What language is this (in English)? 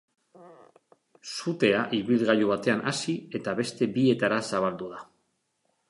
Basque